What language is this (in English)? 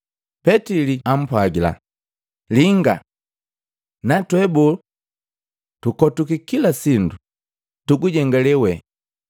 Matengo